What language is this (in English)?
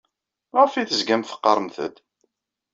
Kabyle